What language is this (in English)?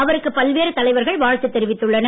Tamil